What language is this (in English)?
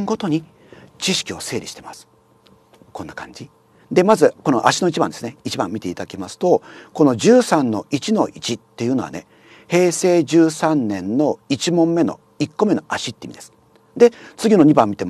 Japanese